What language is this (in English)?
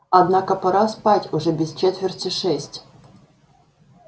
Russian